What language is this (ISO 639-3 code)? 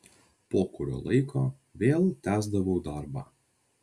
lit